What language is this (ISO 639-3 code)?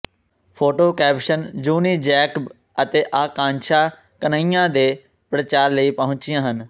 pan